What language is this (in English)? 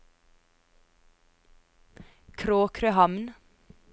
Norwegian